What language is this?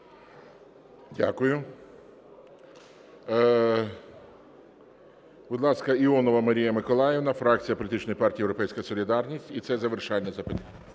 Ukrainian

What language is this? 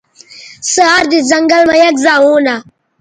Bateri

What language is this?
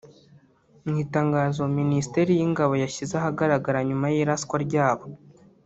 Kinyarwanda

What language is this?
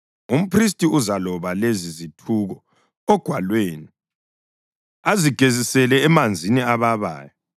North Ndebele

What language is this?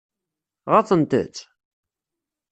Kabyle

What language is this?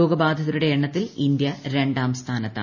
Malayalam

